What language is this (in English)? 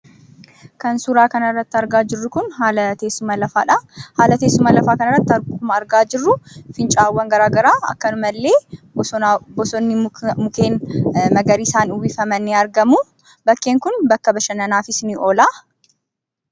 Oromo